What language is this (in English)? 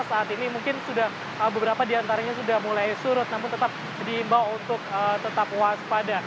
Indonesian